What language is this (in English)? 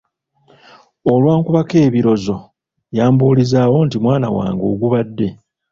Ganda